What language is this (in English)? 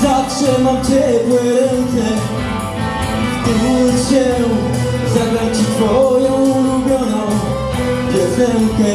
Polish